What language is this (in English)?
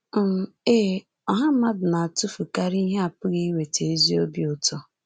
Igbo